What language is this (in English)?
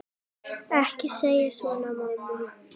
Icelandic